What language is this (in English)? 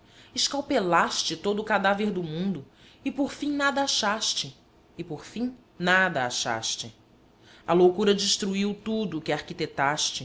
Portuguese